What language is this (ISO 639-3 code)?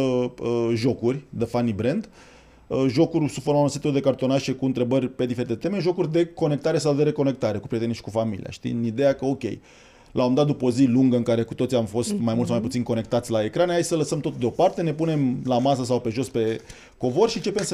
ron